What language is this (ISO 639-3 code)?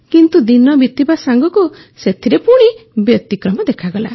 ori